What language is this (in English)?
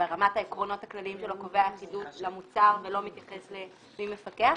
Hebrew